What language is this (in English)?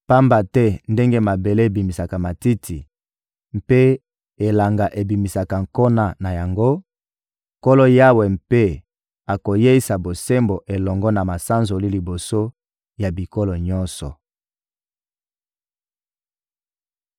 Lingala